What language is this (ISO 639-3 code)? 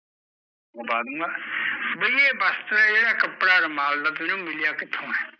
pan